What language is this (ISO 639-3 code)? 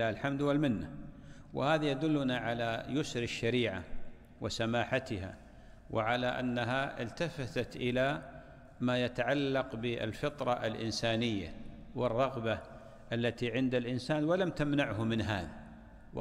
ara